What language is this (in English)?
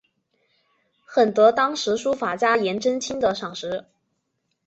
Chinese